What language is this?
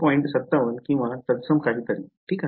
Marathi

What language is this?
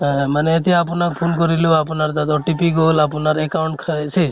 Assamese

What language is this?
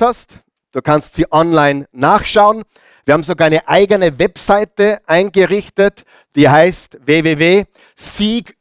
German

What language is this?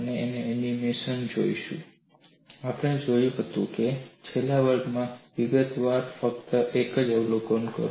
Gujarati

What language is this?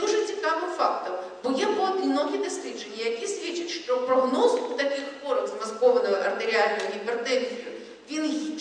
Ukrainian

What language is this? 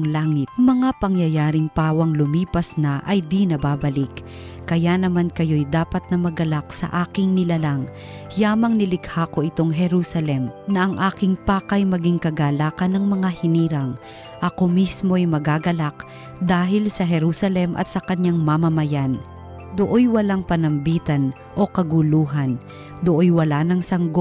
Filipino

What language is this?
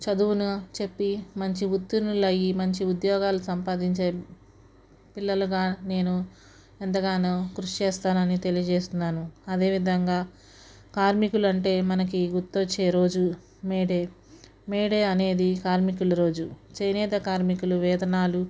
Telugu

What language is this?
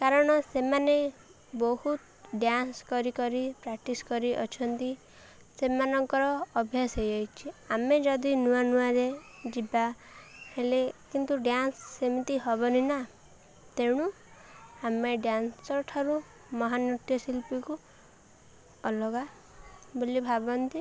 Odia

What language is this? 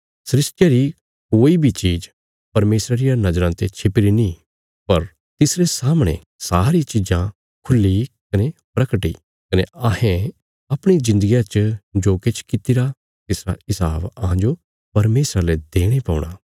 Bilaspuri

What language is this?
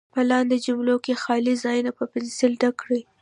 Pashto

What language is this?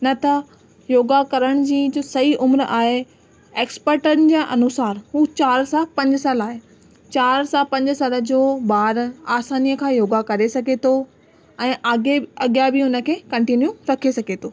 Sindhi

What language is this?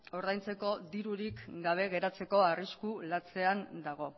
Basque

